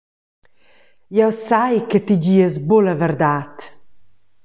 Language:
Romansh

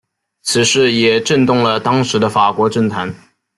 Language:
Chinese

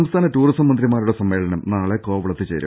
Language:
Malayalam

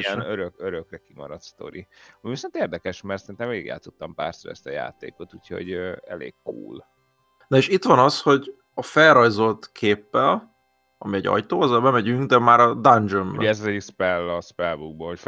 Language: Hungarian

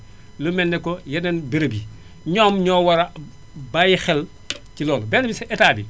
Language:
Wolof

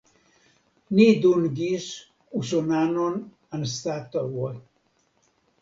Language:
Esperanto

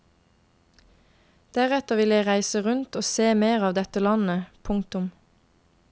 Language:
Norwegian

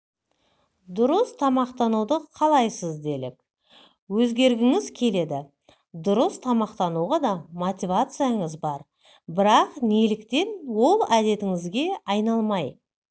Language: Kazakh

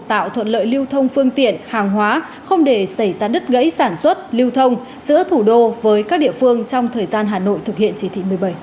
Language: Vietnamese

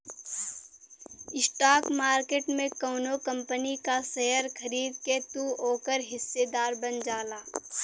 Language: Bhojpuri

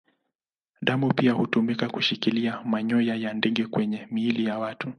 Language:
Swahili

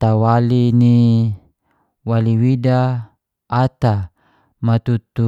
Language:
Geser-Gorom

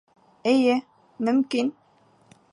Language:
Bashkir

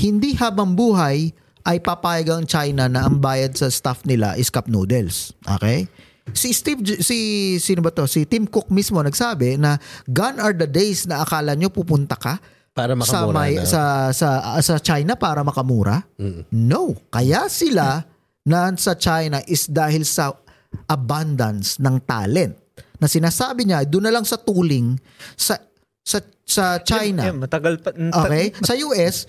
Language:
Filipino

